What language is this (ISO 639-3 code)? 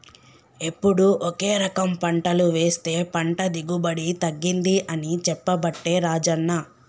tel